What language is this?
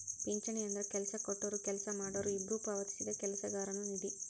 Kannada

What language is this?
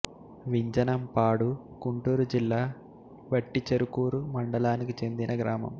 Telugu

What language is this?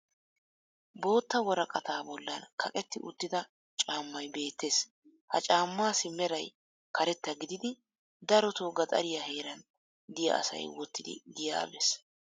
Wolaytta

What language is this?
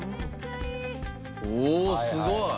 Japanese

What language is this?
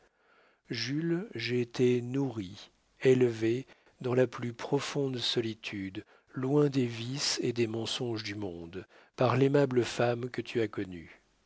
French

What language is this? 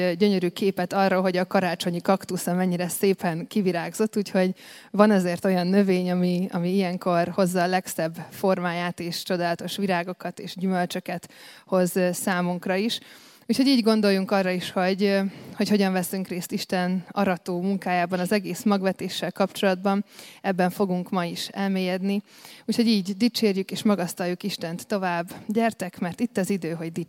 Hungarian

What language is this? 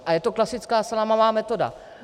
Czech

